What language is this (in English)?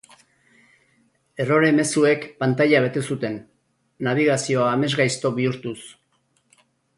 Basque